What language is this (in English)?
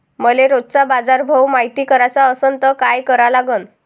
Marathi